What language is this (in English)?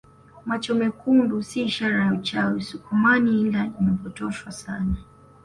Swahili